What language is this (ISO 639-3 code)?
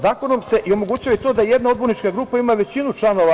srp